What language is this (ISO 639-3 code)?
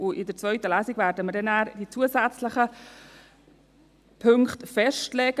gsw